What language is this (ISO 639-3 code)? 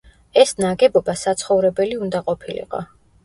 kat